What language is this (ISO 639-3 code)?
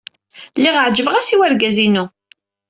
kab